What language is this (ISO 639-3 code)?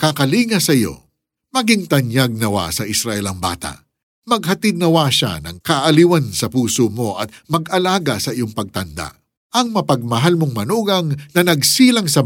fil